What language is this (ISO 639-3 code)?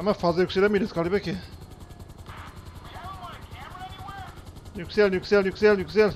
tur